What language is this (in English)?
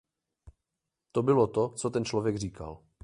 Czech